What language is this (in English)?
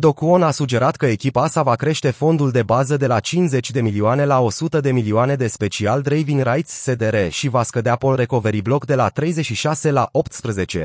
Romanian